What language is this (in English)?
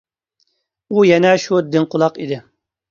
Uyghur